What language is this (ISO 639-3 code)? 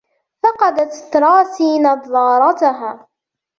ara